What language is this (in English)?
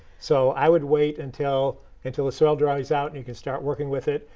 English